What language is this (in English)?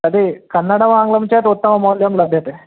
Sanskrit